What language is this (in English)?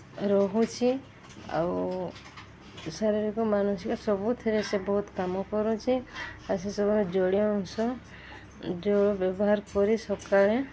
Odia